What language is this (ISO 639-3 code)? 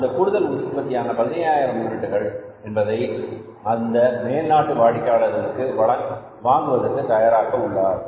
tam